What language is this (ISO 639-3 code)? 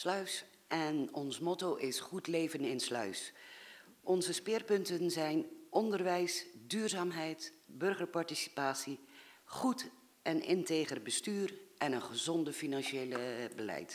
nld